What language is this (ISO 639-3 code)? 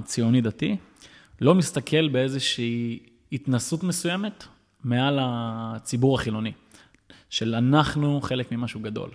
heb